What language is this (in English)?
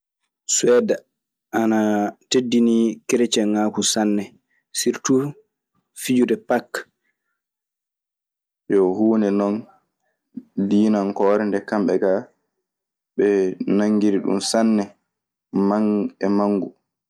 Maasina Fulfulde